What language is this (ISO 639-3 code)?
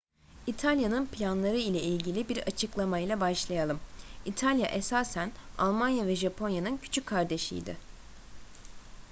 tur